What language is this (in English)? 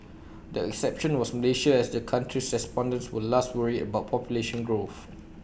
English